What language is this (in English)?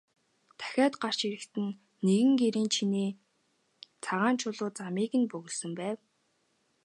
Mongolian